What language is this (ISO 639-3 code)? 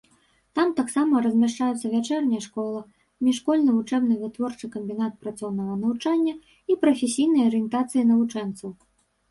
bel